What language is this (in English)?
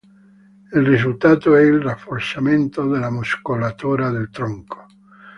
Italian